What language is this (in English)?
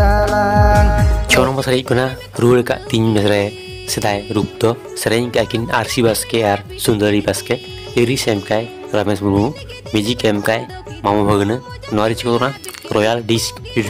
Indonesian